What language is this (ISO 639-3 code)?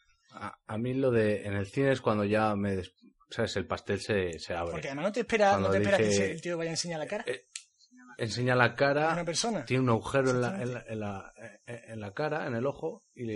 spa